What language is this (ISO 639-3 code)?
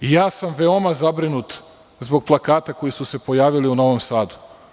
srp